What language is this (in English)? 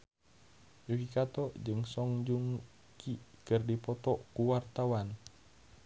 Sundanese